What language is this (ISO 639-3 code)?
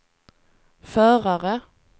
swe